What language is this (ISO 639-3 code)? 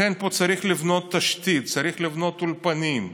heb